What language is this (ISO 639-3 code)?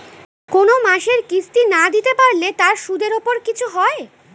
ben